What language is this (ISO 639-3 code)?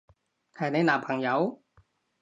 yue